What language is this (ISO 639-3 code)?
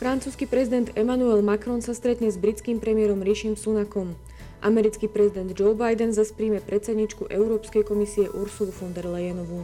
slk